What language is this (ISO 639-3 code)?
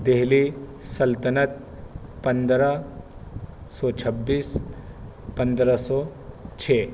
urd